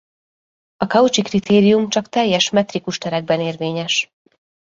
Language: Hungarian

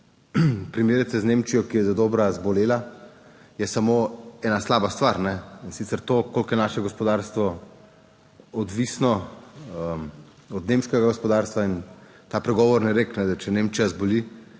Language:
Slovenian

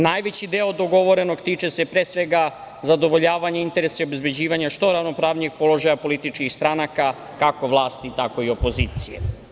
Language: Serbian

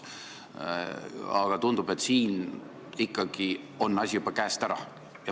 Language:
Estonian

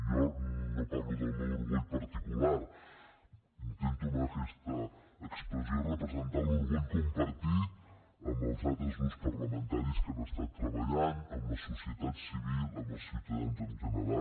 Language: Catalan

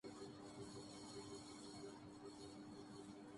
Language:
Urdu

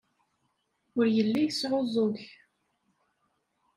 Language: Kabyle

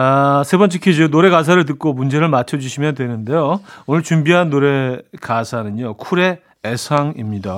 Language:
Korean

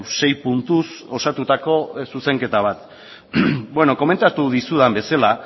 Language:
Basque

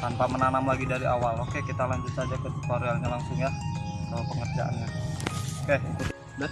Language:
Indonesian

